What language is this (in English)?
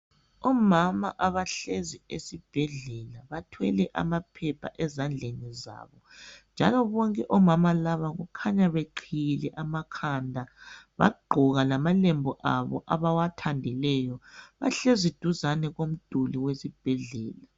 North Ndebele